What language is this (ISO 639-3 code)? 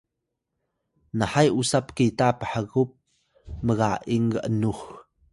tay